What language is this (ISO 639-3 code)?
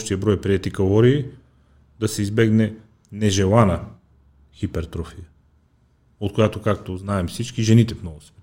bul